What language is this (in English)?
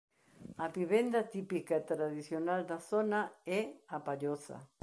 Galician